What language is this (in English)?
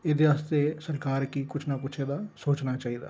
Dogri